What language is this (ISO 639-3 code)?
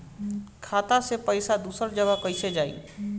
bho